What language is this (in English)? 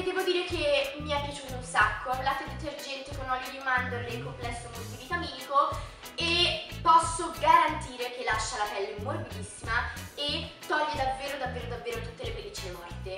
Italian